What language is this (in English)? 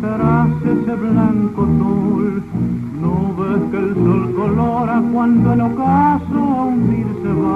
Romanian